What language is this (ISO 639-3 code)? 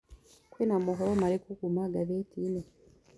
kik